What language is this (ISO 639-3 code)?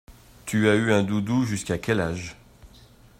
fra